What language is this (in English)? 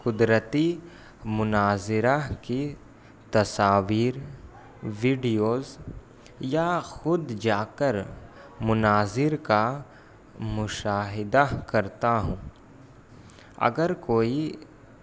Urdu